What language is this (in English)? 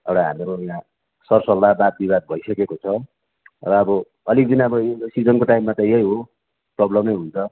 Nepali